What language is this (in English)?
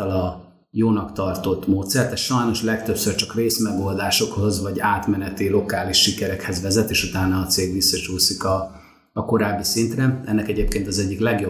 Hungarian